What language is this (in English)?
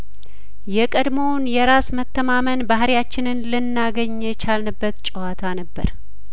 Amharic